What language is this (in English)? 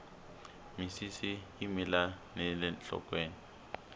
Tsonga